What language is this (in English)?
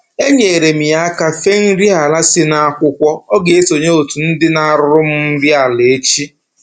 Igbo